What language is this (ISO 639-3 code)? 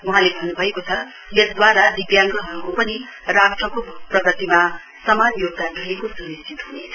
nep